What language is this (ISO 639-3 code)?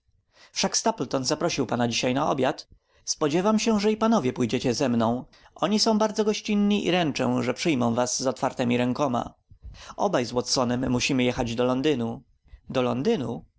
pol